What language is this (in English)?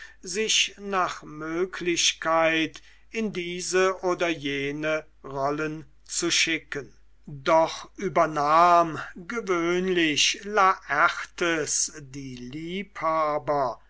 German